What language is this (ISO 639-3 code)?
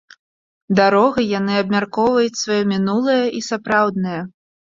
bel